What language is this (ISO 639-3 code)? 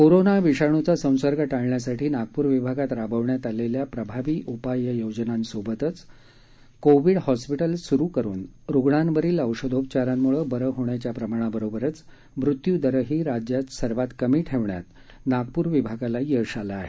mar